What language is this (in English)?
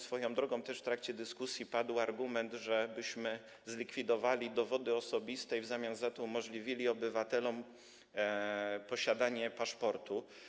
Polish